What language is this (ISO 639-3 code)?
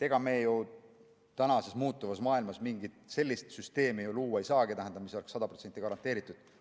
est